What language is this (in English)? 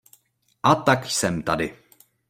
Czech